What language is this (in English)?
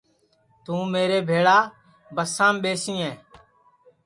Sansi